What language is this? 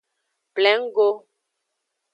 Aja (Benin)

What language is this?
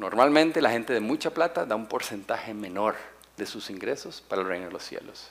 Spanish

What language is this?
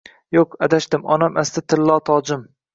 Uzbek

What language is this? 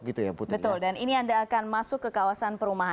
Indonesian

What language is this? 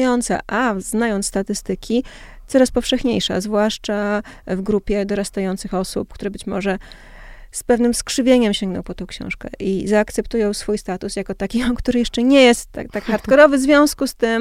Polish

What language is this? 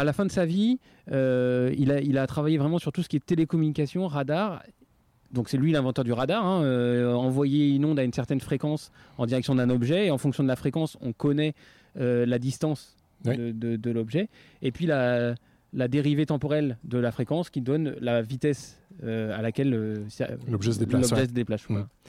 French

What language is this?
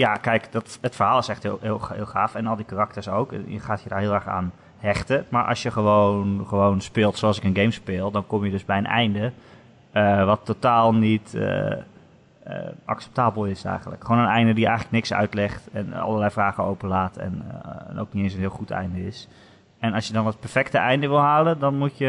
Dutch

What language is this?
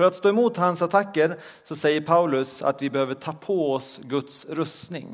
Swedish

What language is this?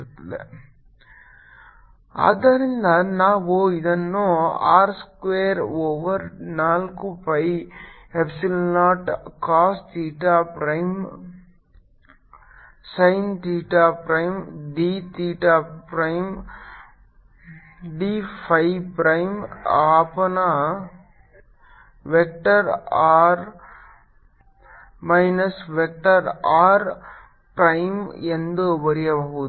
Kannada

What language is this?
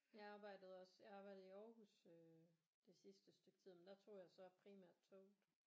Danish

